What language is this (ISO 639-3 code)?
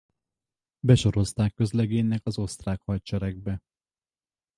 hun